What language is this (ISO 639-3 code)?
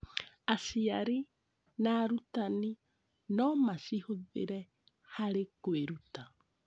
kik